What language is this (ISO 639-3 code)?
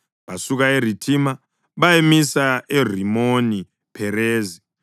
nde